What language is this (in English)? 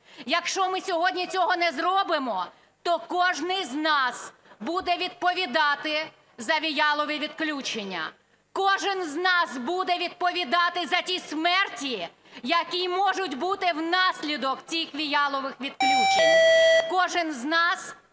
Ukrainian